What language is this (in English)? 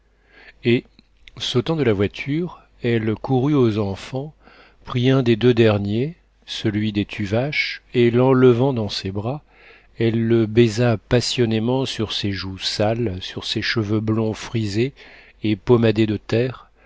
French